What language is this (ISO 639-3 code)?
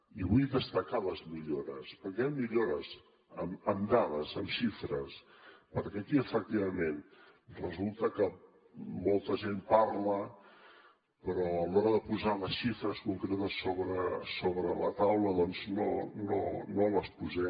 cat